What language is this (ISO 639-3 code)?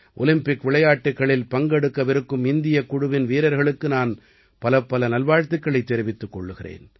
tam